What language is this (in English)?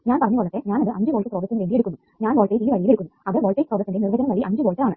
Malayalam